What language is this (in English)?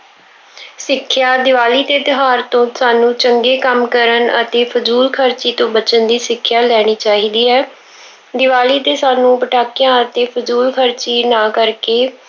Punjabi